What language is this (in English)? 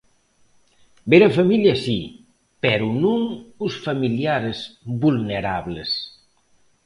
Galician